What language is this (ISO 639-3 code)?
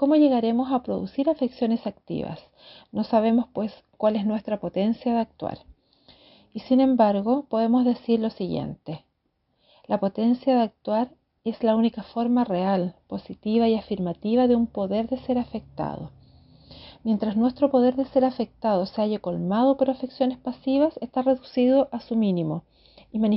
spa